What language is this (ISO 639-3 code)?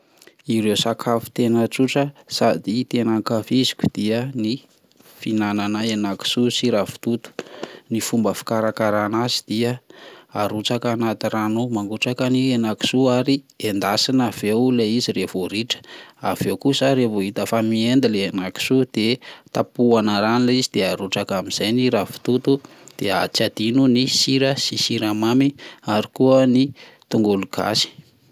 mlg